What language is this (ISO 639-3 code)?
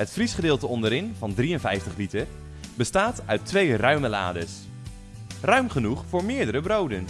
nld